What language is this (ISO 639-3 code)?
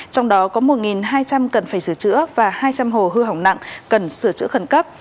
vie